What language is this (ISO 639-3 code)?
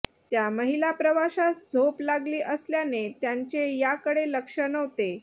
mar